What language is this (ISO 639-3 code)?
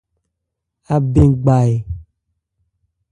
ebr